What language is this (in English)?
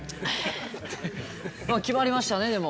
Japanese